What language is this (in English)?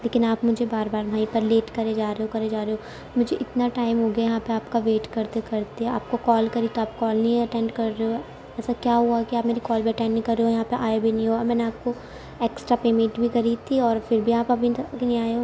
Urdu